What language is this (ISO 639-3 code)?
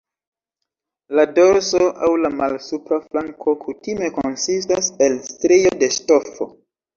epo